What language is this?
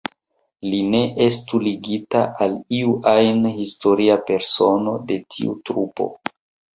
Esperanto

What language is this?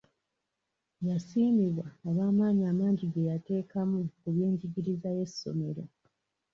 Ganda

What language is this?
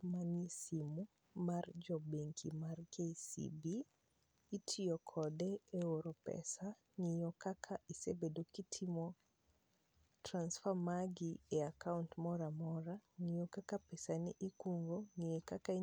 Luo (Kenya and Tanzania)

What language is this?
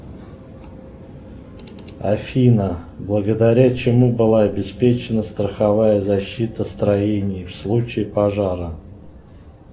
Russian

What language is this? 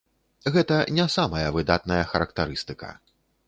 Belarusian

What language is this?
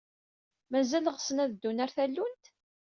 Kabyle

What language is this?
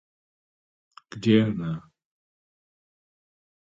Russian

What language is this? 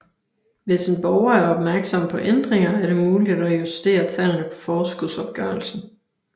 Danish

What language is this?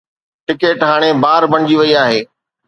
Sindhi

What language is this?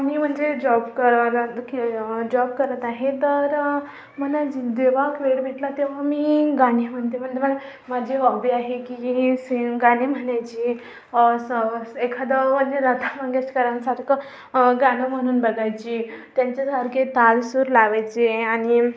Marathi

